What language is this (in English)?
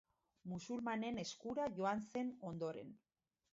Basque